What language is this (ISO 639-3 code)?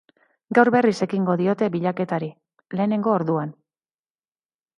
eus